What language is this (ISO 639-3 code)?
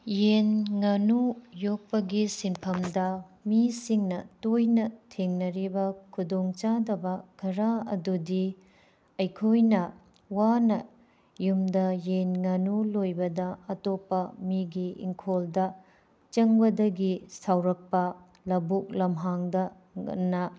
mni